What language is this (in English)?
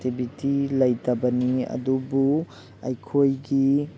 Manipuri